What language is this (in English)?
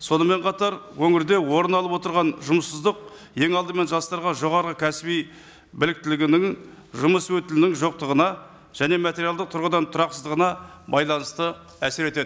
Kazakh